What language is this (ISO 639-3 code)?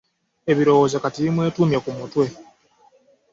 lug